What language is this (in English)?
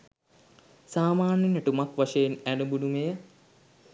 Sinhala